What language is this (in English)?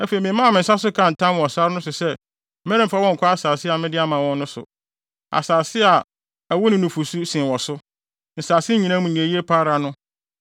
Akan